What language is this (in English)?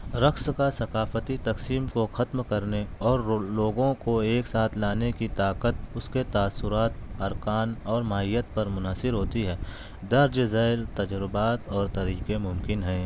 Urdu